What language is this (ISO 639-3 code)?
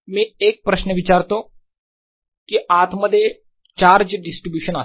mar